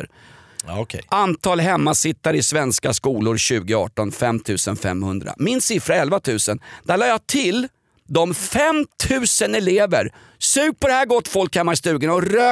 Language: Swedish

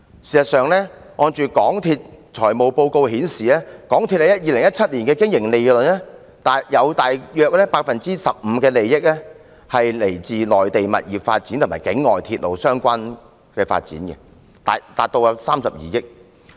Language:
Cantonese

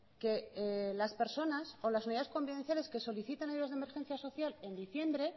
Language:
Spanish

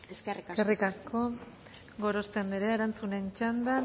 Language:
Basque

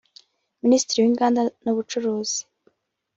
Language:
Kinyarwanda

